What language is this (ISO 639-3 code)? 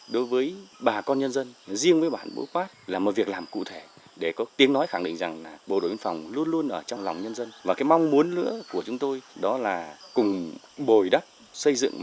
vie